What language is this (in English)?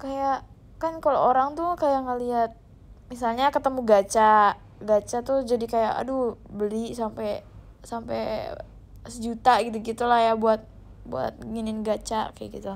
Indonesian